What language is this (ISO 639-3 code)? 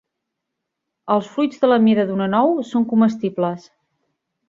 cat